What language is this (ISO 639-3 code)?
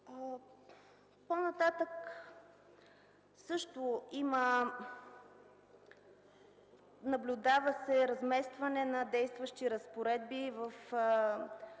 bul